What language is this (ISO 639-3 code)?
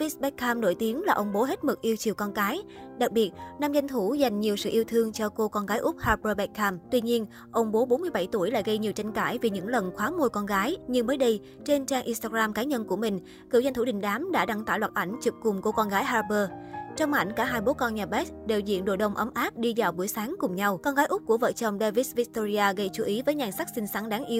vie